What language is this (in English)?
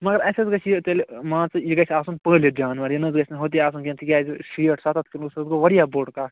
Kashmiri